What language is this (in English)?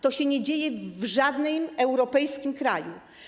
Polish